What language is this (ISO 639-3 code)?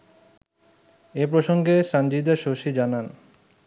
ben